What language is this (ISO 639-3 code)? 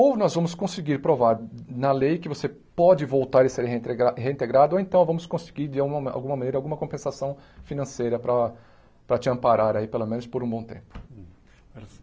por